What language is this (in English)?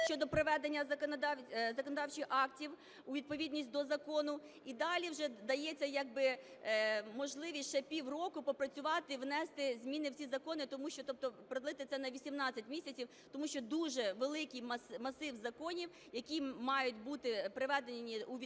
Ukrainian